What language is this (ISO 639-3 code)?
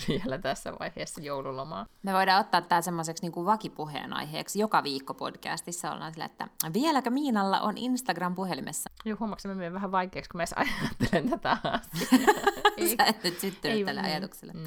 fin